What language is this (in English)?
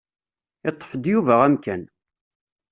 Kabyle